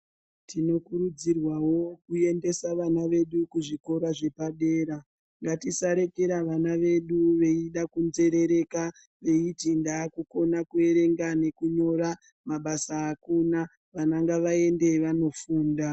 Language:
Ndau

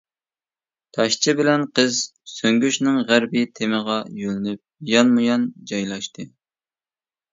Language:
Uyghur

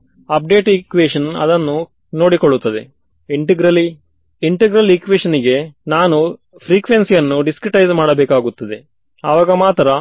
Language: Kannada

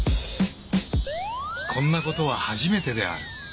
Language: Japanese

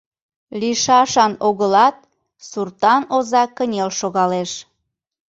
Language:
Mari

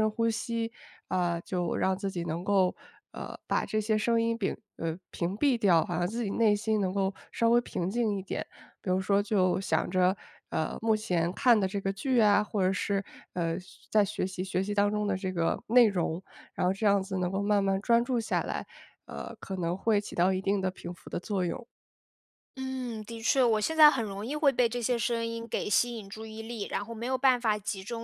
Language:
Chinese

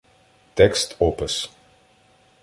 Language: Ukrainian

